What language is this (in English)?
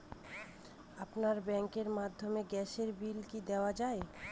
Bangla